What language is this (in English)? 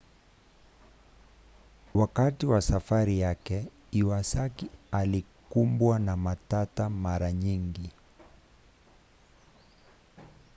Swahili